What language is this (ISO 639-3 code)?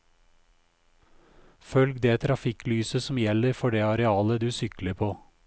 nor